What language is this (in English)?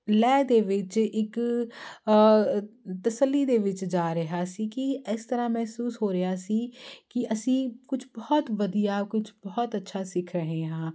Punjabi